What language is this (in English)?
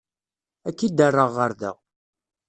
Kabyle